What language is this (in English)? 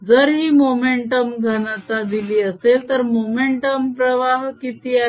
Marathi